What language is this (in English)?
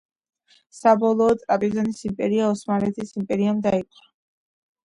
Georgian